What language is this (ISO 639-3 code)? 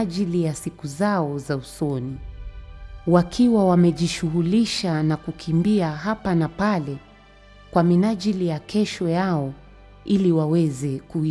swa